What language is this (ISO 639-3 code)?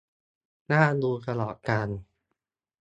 tha